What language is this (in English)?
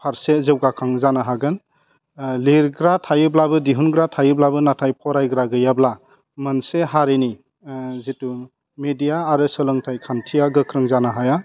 Bodo